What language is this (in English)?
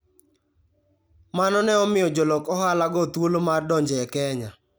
Luo (Kenya and Tanzania)